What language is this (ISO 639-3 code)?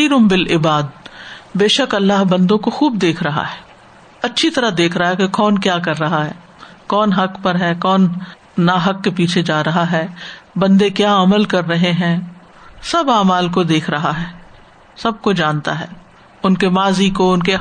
urd